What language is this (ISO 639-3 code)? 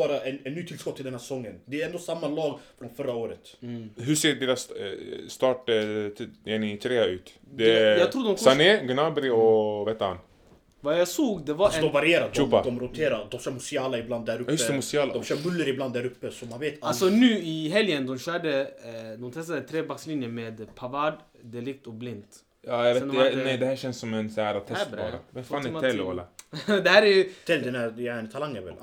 swe